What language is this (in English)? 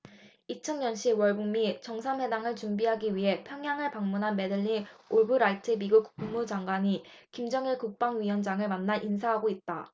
Korean